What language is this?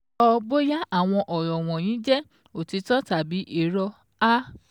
Yoruba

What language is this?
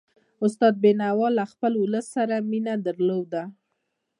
Pashto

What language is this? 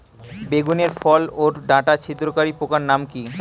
Bangla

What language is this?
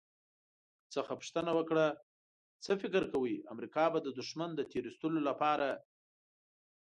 Pashto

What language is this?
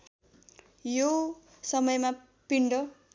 Nepali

